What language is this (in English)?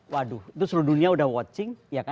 Indonesian